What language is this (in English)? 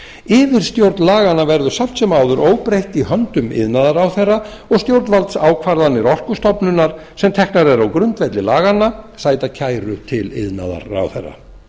Icelandic